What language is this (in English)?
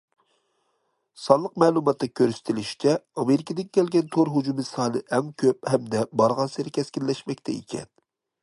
Uyghur